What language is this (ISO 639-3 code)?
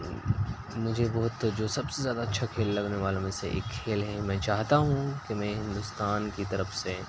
urd